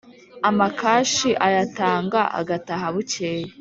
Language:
Kinyarwanda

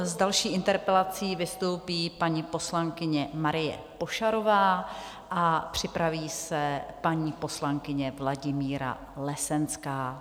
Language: Czech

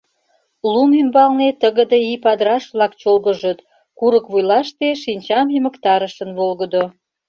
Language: Mari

